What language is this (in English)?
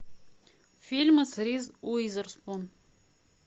Russian